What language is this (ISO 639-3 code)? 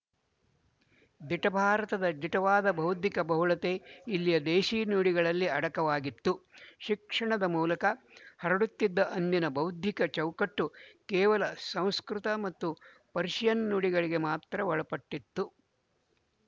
kan